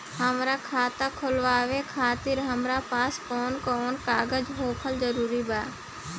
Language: Bhojpuri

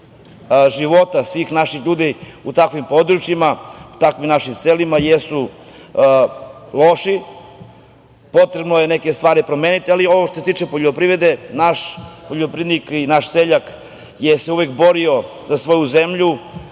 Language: Serbian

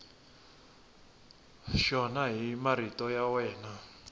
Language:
Tsonga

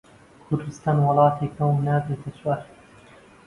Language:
Central Kurdish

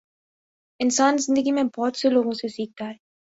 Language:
Urdu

